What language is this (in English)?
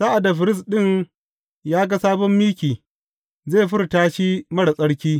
Hausa